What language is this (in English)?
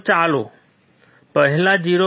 Gujarati